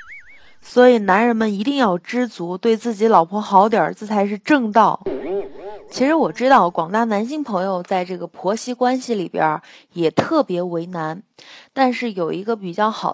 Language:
Chinese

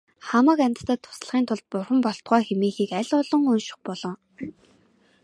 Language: Mongolian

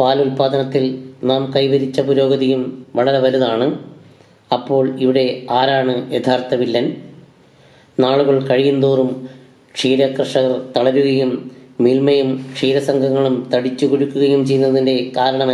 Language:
Turkish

